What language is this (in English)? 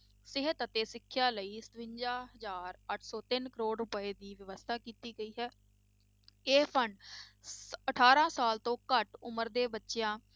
Punjabi